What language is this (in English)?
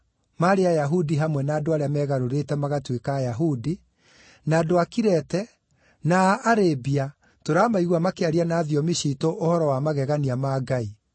Kikuyu